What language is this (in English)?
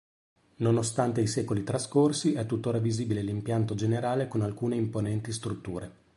Italian